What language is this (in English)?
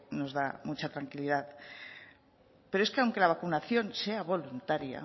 Spanish